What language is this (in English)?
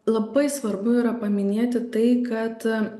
Lithuanian